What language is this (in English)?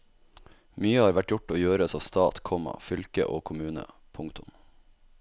Norwegian